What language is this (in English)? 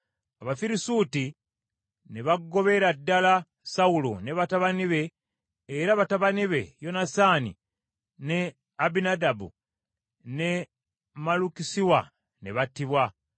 Ganda